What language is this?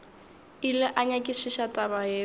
Northern Sotho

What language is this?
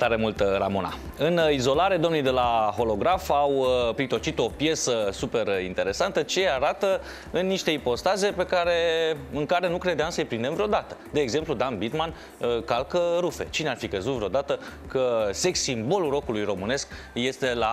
Romanian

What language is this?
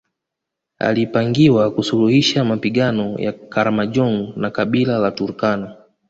Swahili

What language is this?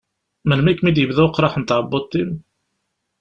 Kabyle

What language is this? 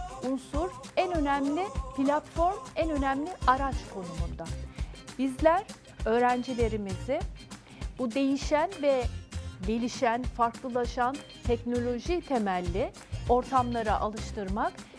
Turkish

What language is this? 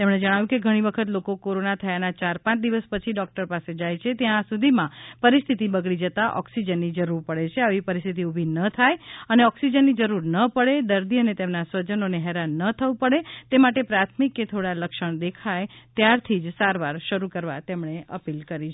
Gujarati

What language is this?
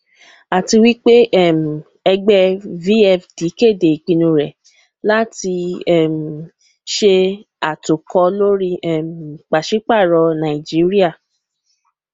Yoruba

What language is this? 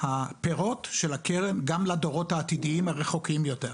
Hebrew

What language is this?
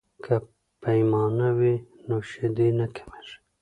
Pashto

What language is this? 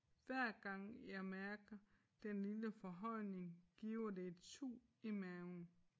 Danish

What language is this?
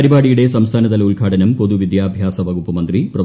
Malayalam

